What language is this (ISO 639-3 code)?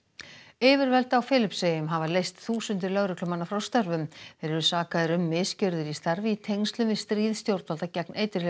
isl